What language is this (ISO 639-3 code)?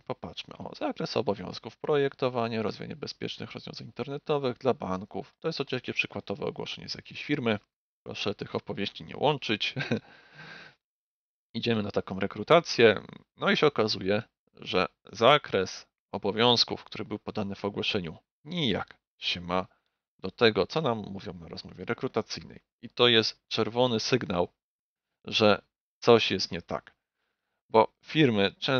pol